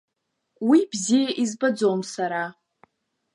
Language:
Abkhazian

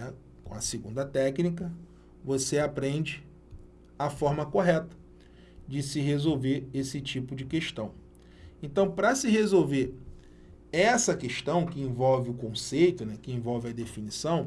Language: Portuguese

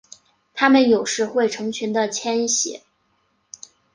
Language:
Chinese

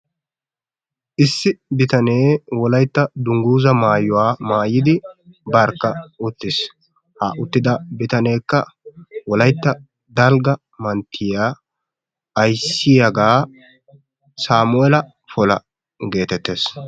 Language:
Wolaytta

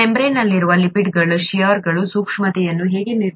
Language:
Kannada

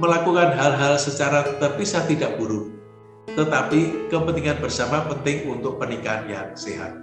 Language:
Indonesian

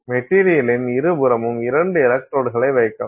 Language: Tamil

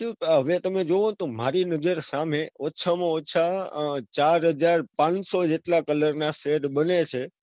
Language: Gujarati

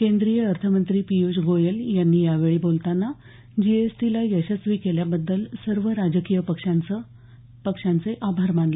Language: Marathi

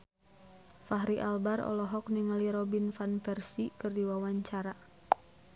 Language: Sundanese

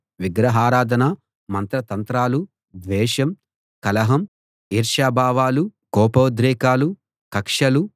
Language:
Telugu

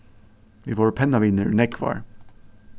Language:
Faroese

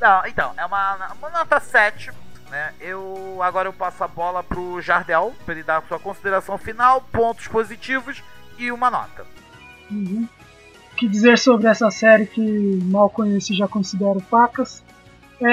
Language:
Portuguese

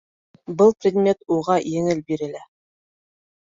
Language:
Bashkir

